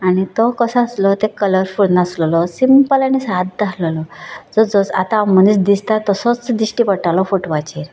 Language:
Konkani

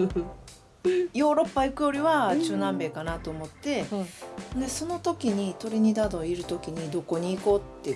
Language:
Japanese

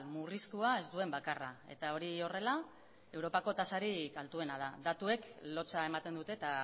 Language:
Basque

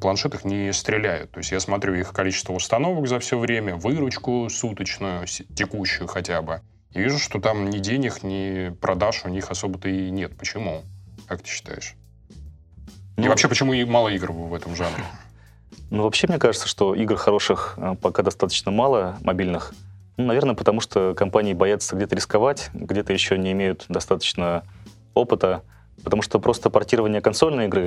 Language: Russian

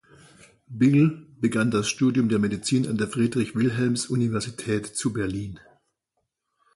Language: German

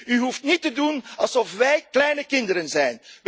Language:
Dutch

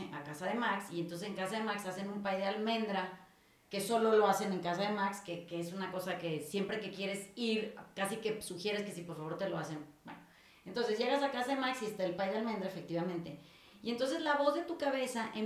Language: Spanish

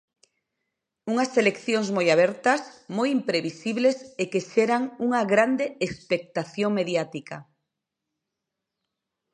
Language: Galician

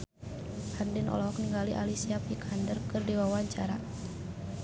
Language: Sundanese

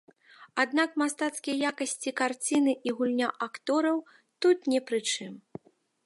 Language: Belarusian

